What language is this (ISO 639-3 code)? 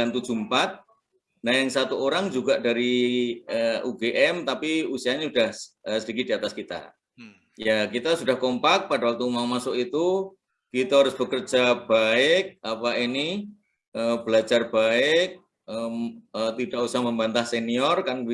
ind